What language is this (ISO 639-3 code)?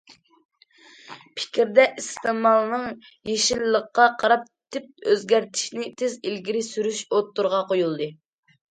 uig